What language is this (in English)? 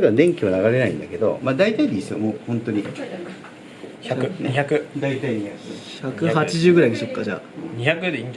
Japanese